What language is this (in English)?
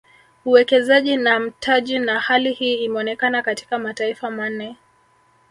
Swahili